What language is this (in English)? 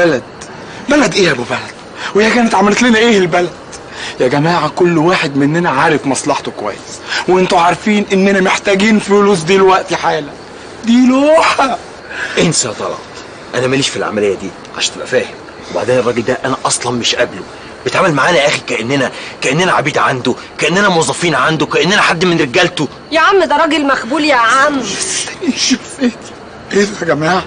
Arabic